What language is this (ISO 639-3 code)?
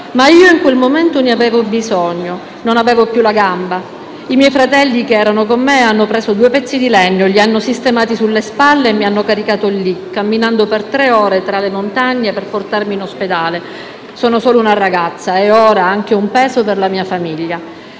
ita